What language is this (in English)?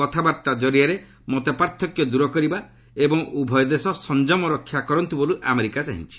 Odia